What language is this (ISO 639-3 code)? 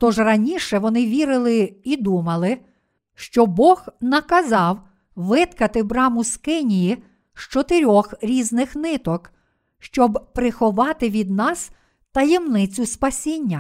ukr